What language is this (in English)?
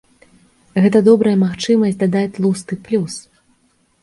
Belarusian